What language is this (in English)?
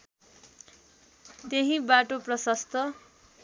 Nepali